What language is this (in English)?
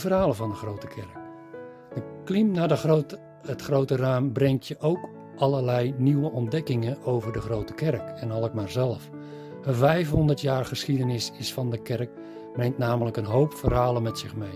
Dutch